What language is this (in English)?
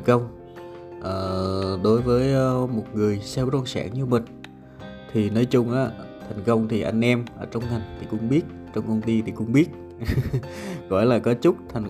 Vietnamese